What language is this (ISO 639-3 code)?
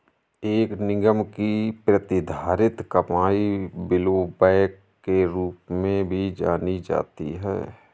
hin